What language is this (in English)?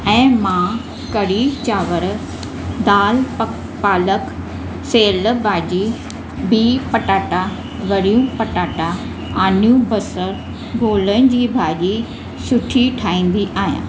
Sindhi